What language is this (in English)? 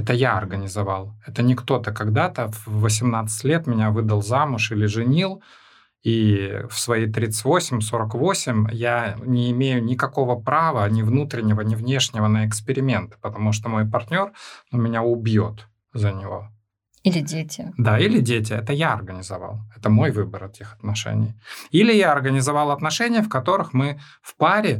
Russian